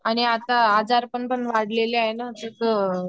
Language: Marathi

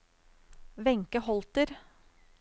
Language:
Norwegian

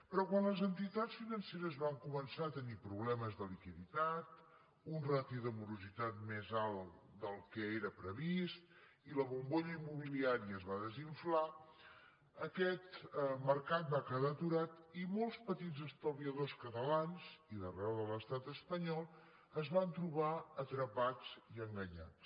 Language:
Catalan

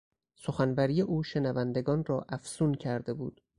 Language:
Persian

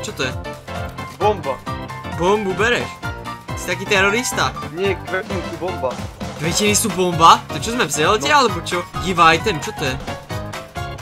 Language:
Polish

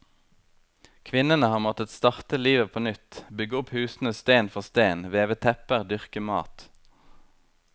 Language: Norwegian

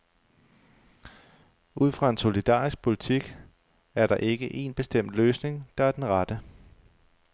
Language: Danish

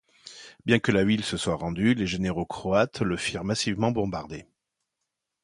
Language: French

